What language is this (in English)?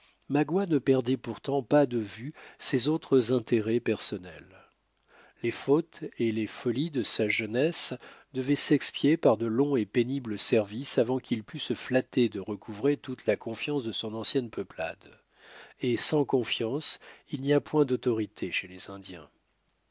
French